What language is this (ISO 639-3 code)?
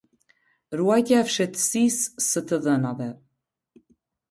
sqi